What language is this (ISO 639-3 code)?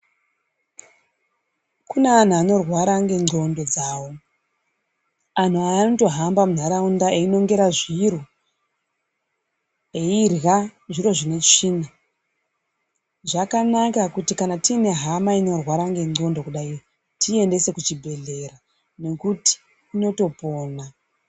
ndc